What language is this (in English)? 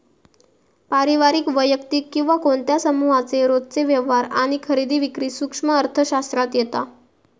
Marathi